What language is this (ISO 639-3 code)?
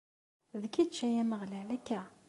kab